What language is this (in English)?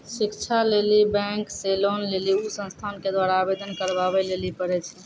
Maithili